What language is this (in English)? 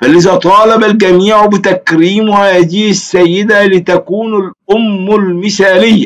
Arabic